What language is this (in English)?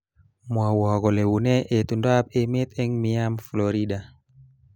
Kalenjin